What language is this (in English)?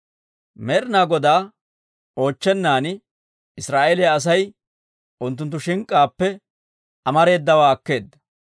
Dawro